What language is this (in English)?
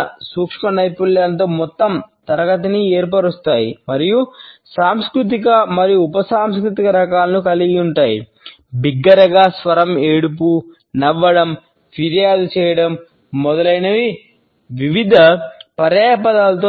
Telugu